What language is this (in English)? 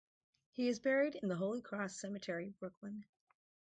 English